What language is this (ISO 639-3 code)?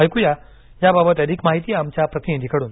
mar